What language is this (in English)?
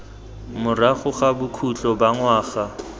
Tswana